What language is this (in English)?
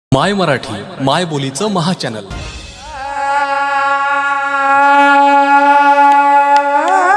Marathi